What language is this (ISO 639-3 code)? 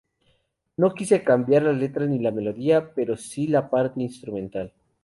spa